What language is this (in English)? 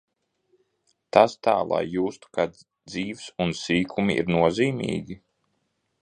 Latvian